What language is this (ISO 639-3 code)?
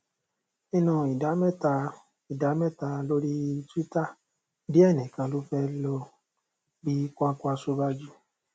yor